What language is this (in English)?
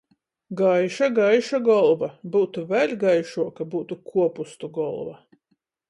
Latgalian